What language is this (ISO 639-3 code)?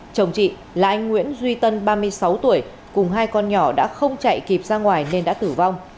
vie